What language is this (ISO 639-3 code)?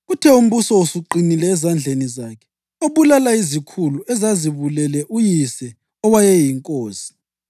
nde